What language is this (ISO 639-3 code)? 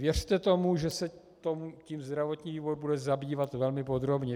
ces